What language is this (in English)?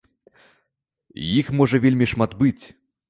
Belarusian